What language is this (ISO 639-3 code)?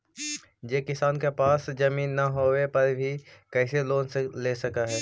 mag